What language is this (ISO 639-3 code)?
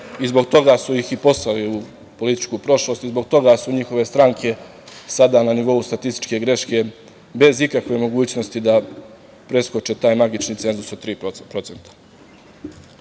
srp